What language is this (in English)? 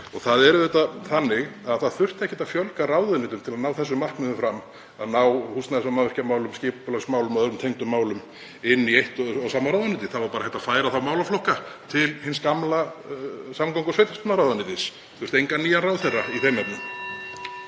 Icelandic